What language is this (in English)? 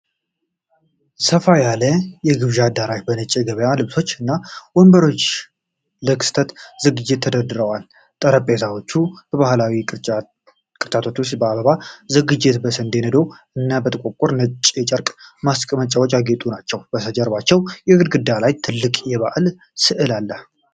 Amharic